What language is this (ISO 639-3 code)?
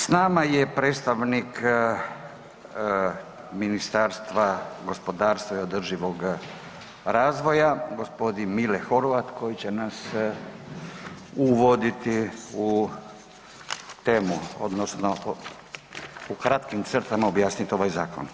hrv